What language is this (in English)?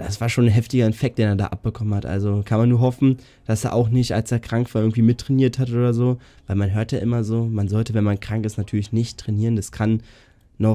German